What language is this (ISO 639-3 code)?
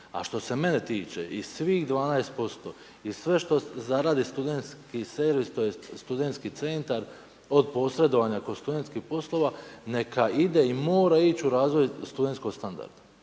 hrv